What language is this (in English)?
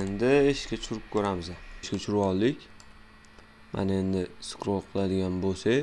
Uzbek